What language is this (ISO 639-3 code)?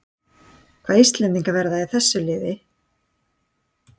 isl